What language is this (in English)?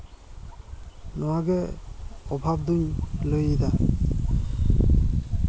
Santali